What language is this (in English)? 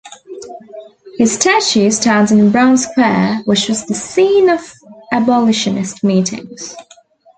English